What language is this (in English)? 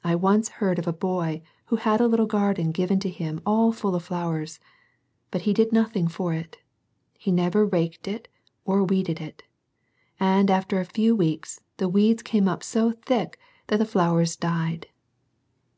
English